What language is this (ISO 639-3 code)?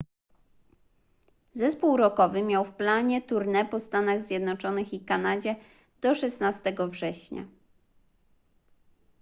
pol